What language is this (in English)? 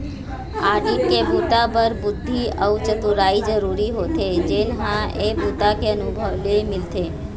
Chhattisgarhi